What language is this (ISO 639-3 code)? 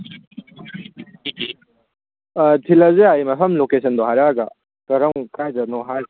mni